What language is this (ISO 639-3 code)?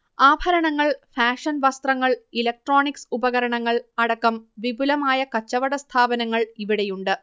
mal